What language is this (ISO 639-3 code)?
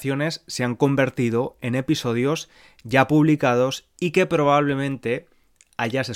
spa